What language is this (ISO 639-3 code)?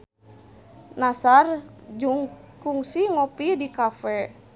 sun